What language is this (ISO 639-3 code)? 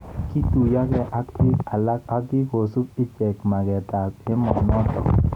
kln